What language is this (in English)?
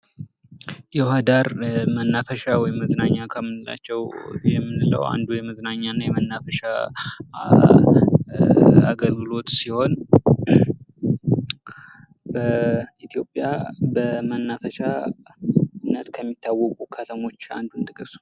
Amharic